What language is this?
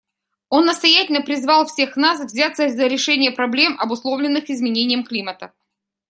Russian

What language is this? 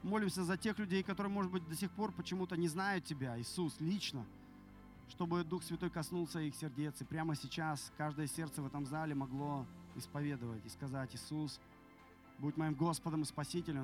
Russian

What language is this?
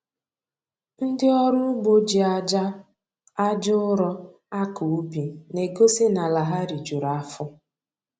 Igbo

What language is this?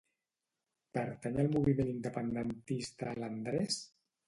Catalan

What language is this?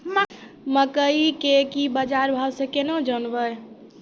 Maithili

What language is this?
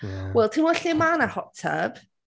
Welsh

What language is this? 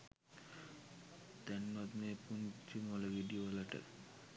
Sinhala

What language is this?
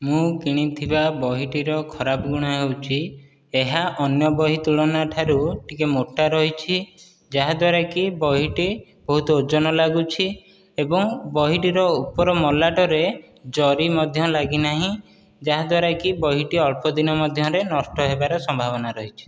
Odia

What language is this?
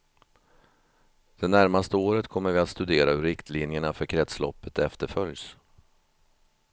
Swedish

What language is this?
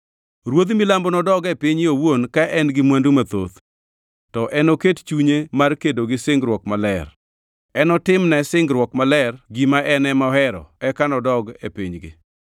Luo (Kenya and Tanzania)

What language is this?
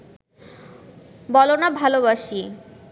Bangla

